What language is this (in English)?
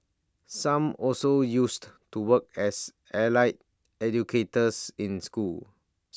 English